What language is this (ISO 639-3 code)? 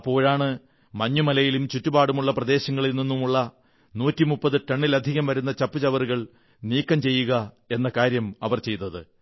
mal